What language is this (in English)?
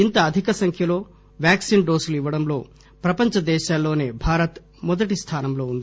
Telugu